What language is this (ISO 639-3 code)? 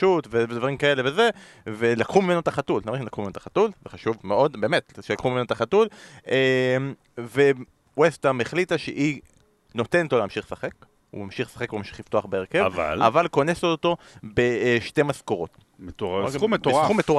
heb